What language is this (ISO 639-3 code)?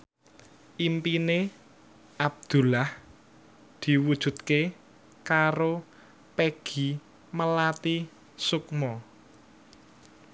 jav